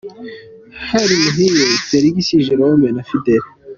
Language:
Kinyarwanda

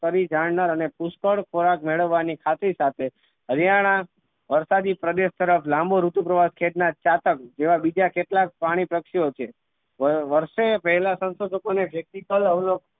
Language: Gujarati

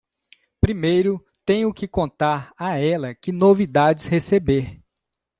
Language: Portuguese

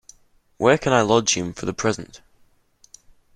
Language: English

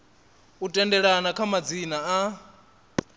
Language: Venda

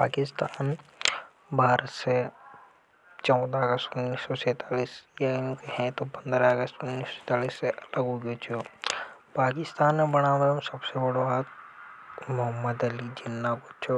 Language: Hadothi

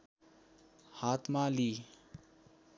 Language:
Nepali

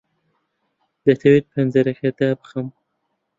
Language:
Central Kurdish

